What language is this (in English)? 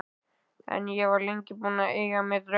Icelandic